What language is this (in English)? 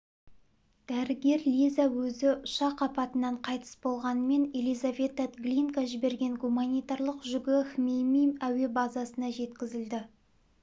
Kazakh